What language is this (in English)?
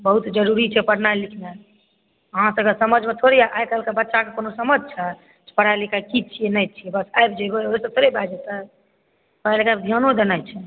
Maithili